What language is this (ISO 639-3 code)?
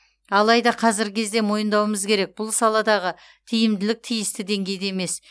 kaz